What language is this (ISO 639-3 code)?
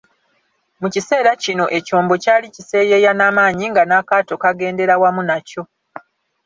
lug